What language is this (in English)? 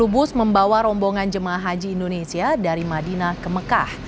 Indonesian